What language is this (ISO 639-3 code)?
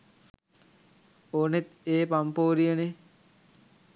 sin